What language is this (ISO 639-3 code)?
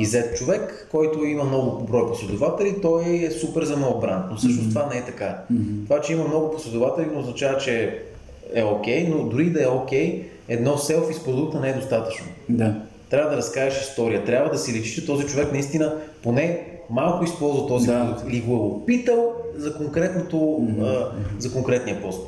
bul